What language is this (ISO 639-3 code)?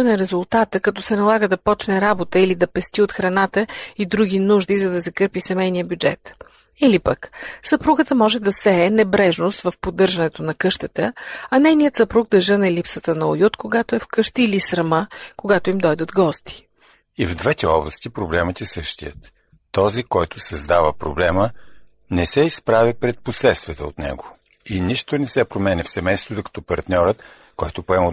bul